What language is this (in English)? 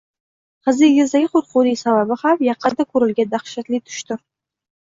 Uzbek